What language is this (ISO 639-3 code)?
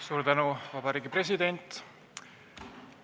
est